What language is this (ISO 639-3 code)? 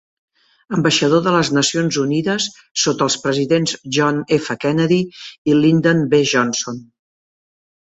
cat